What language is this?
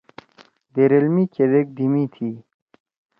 Torwali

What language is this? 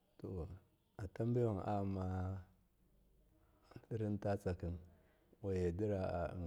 Miya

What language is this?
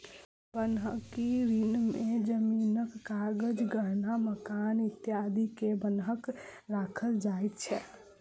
Maithili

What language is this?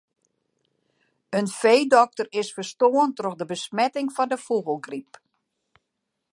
Western Frisian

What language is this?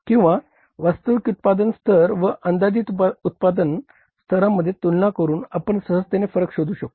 Marathi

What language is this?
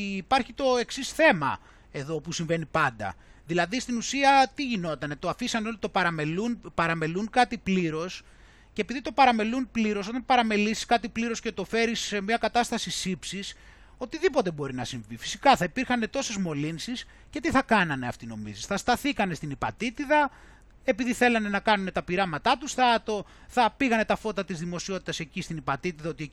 Greek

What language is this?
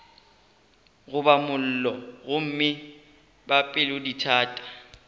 Northern Sotho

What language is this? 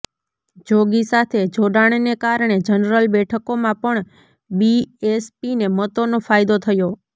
Gujarati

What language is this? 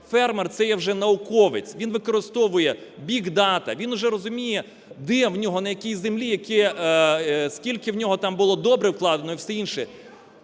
Ukrainian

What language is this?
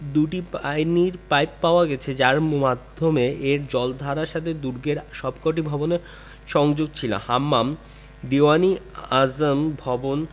Bangla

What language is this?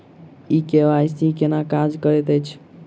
Maithili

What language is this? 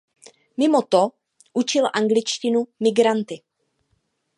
Czech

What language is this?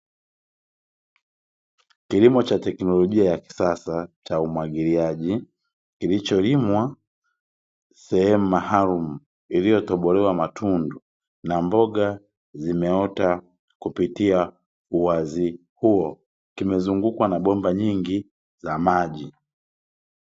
Swahili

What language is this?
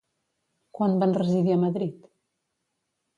Catalan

